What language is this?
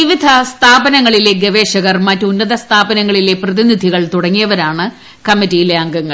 Malayalam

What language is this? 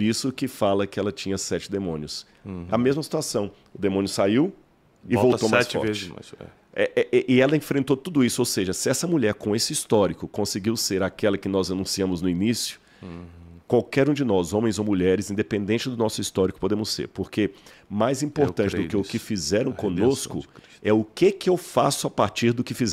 Portuguese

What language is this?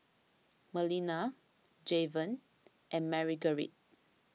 English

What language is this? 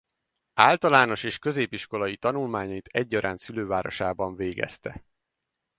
Hungarian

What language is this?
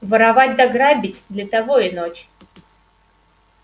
Russian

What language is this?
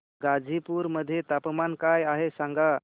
Marathi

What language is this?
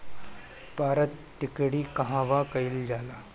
Bhojpuri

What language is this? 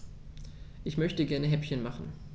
German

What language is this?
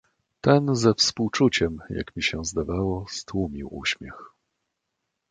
Polish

